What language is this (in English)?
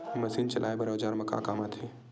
Chhattisgarhi